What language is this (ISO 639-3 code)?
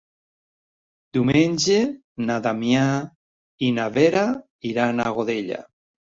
cat